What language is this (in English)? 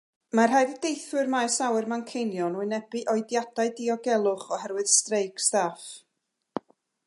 Welsh